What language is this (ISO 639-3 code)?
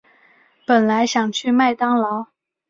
zho